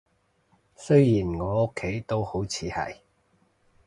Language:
Cantonese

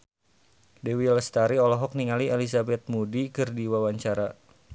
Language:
Sundanese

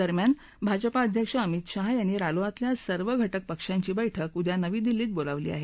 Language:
Marathi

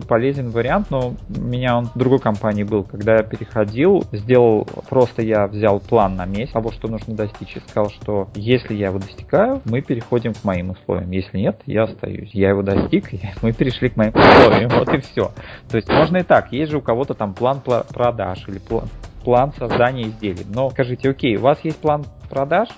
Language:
Russian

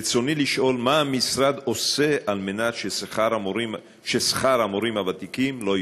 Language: Hebrew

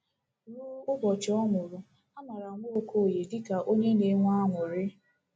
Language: Igbo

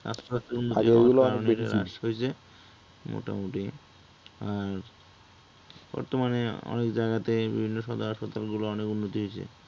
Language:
Bangla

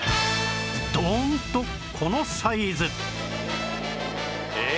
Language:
Japanese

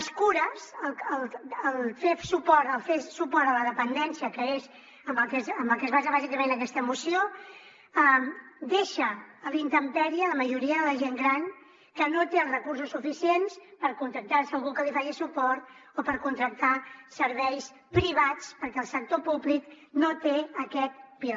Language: Catalan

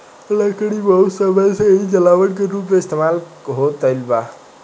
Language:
Bhojpuri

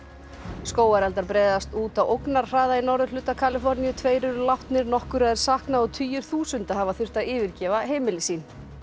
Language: Icelandic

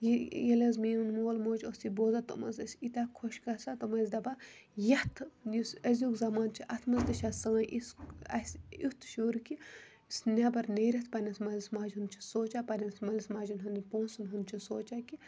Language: Kashmiri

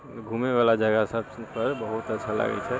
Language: Maithili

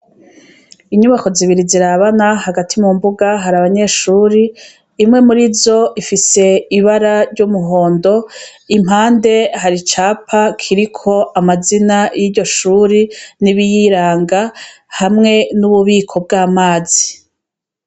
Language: Rundi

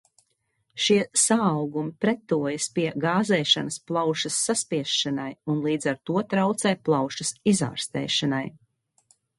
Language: Latvian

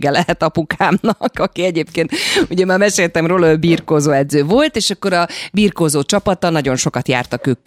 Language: Hungarian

